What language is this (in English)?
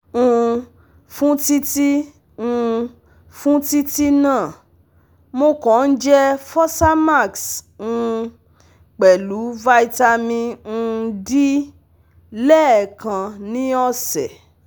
Yoruba